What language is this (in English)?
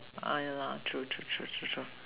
English